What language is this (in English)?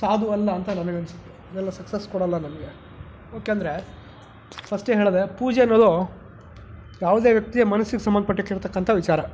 Kannada